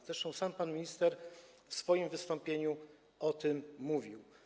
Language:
Polish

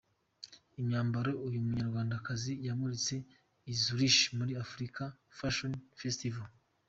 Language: Kinyarwanda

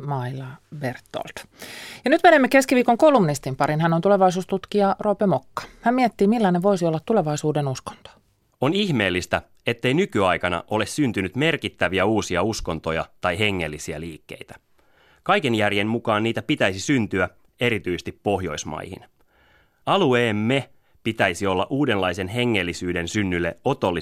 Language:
Finnish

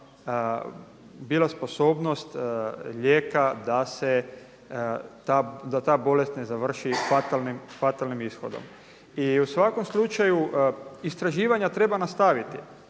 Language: Croatian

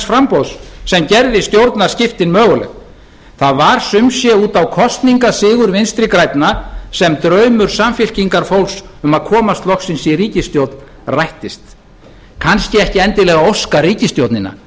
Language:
Icelandic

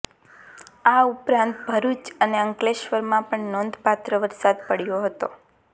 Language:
Gujarati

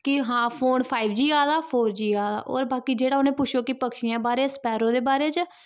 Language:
Dogri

